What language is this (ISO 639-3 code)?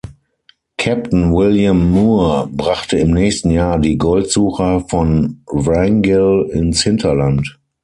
deu